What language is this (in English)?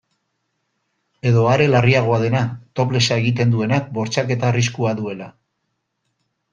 Basque